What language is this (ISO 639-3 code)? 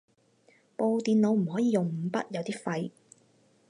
yue